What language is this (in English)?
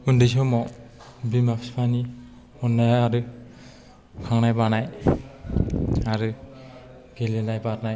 Bodo